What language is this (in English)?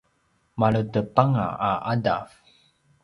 Paiwan